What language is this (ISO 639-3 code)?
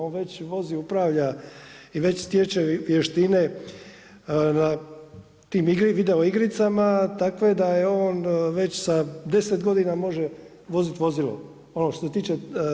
hrv